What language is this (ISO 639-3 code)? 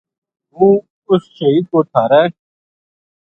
gju